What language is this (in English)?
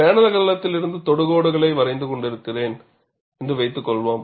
Tamil